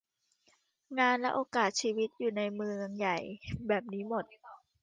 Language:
Thai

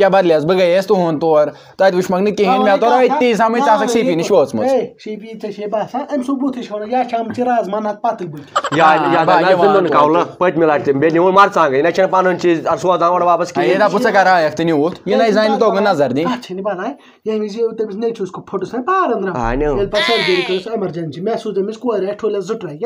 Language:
Romanian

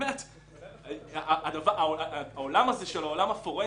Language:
Hebrew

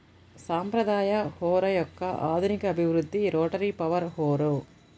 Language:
Telugu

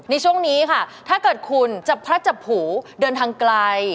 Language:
Thai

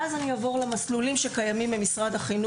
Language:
Hebrew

